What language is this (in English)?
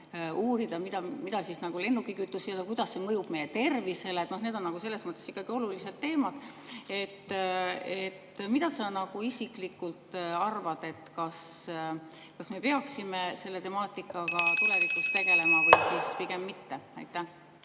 Estonian